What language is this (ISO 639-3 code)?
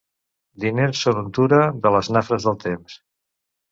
cat